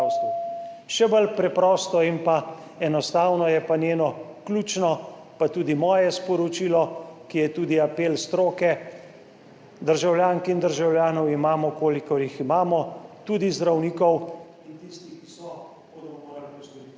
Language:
Slovenian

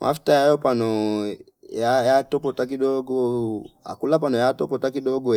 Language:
Fipa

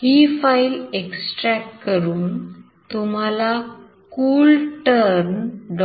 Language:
Marathi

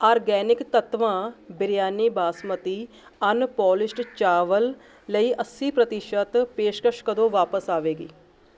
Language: Punjabi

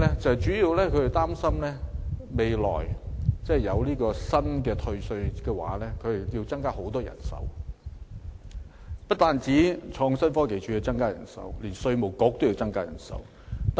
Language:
Cantonese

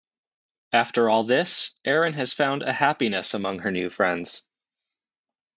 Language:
English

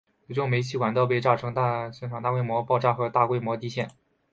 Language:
Chinese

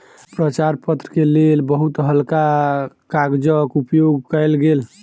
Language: Maithili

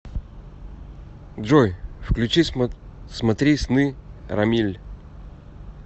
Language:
Russian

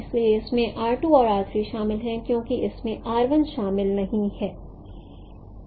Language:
Hindi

